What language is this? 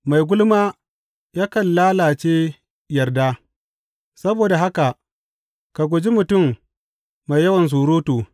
Hausa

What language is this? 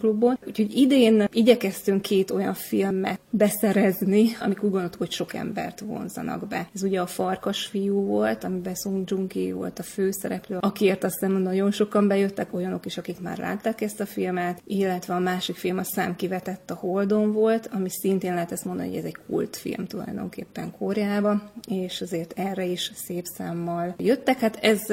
Hungarian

